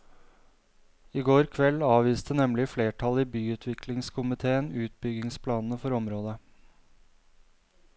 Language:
Norwegian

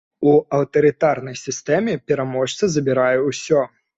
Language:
Belarusian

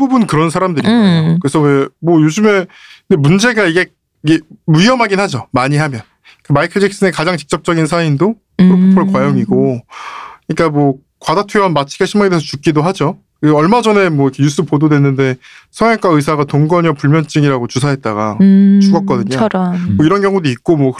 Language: Korean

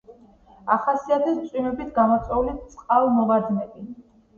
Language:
Georgian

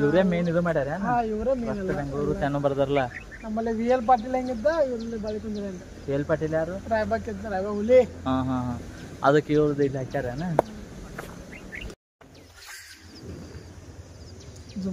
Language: Kannada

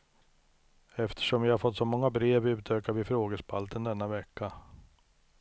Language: Swedish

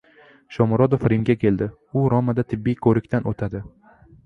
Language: Uzbek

